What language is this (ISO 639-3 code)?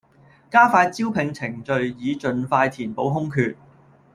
yue